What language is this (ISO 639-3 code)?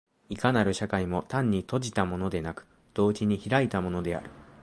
jpn